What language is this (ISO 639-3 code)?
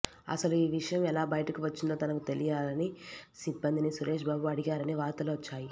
tel